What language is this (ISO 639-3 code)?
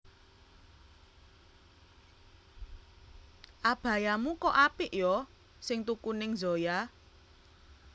jav